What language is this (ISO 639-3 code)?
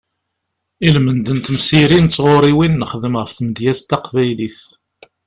kab